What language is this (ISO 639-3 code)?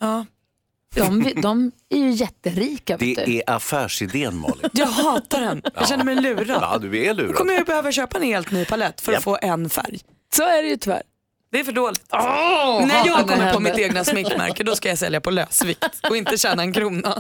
swe